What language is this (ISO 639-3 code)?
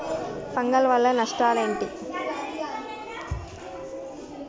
tel